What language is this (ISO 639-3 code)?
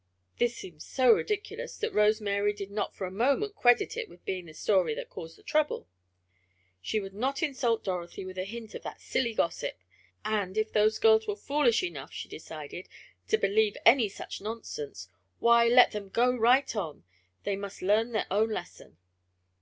eng